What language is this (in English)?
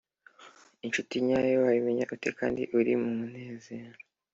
Kinyarwanda